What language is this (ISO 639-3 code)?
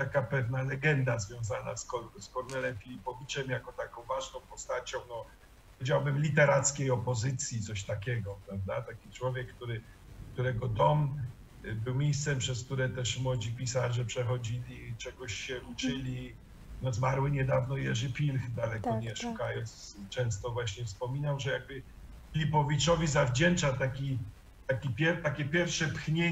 pol